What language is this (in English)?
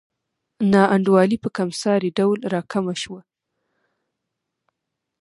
Pashto